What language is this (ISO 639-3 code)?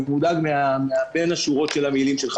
heb